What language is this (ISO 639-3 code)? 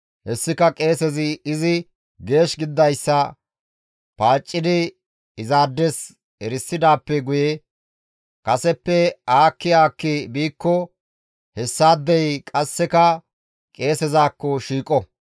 gmv